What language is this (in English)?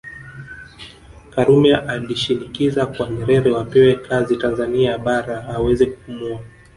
Swahili